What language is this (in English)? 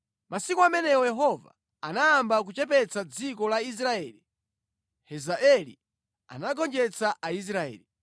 Nyanja